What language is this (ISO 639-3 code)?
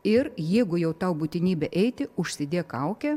lit